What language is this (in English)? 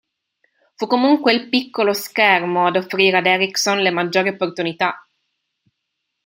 Italian